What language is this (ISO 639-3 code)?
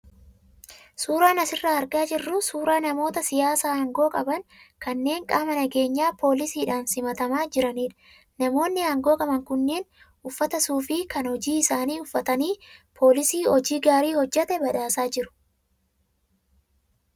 orm